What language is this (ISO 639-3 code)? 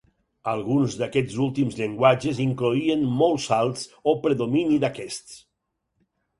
cat